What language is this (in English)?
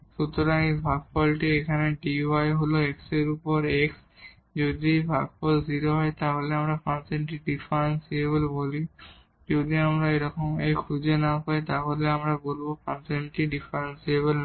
Bangla